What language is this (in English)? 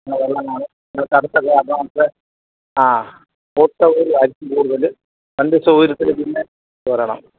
Malayalam